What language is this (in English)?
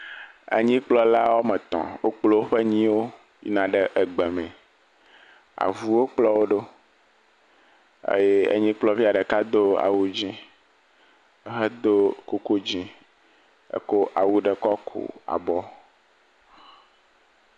Ewe